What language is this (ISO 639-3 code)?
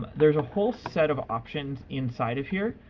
eng